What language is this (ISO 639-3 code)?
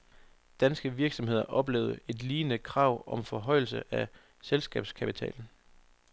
dan